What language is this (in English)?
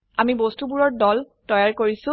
Assamese